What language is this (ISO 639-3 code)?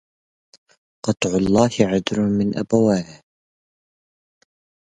ara